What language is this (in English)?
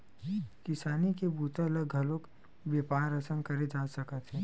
Chhattisgarhi